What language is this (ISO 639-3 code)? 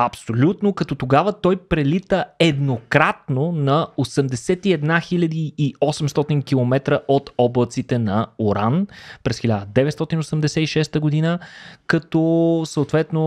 bul